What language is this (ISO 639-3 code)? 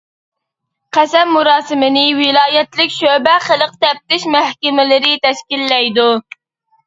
uig